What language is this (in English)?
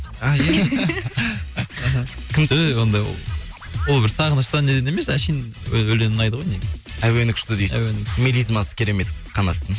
Kazakh